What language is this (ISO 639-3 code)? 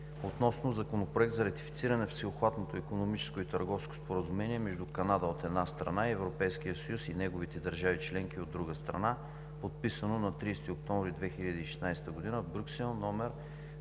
bul